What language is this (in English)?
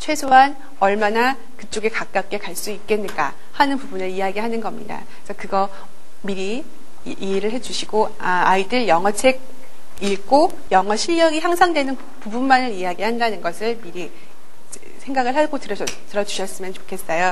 Korean